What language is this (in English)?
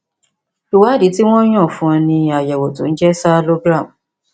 Yoruba